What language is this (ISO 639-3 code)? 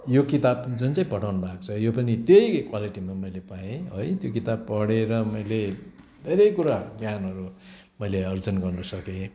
nep